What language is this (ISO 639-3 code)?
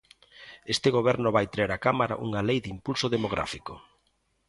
glg